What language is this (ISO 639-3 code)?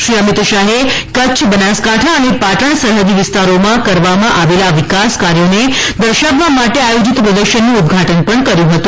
guj